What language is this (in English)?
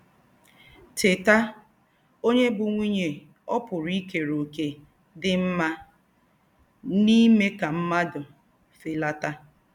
Igbo